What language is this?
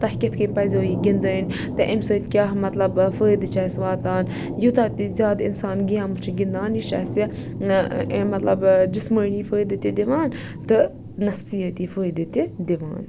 Kashmiri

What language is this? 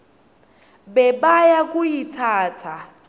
Swati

